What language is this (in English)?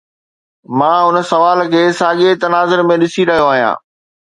Sindhi